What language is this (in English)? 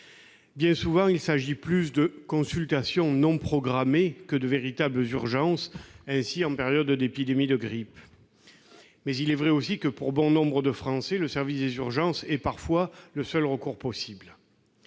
French